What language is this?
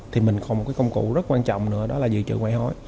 Vietnamese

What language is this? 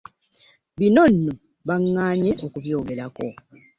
Ganda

